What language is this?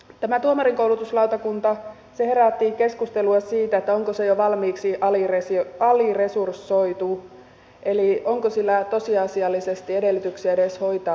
Finnish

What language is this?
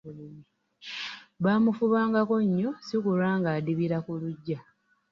Ganda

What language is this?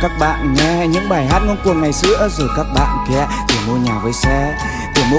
Vietnamese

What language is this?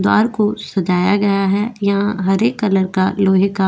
Hindi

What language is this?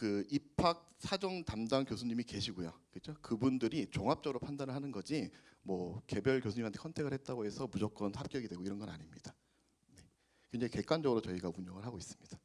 Korean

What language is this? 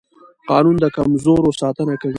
Pashto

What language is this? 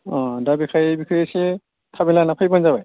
Bodo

